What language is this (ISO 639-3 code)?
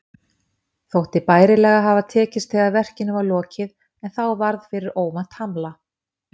isl